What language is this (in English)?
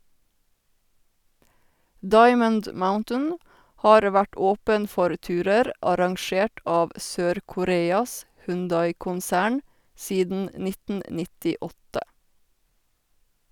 Norwegian